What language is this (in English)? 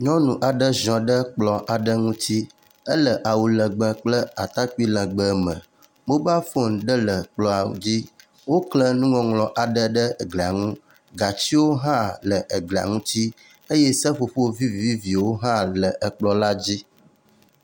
Ewe